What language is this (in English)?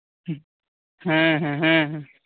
Santali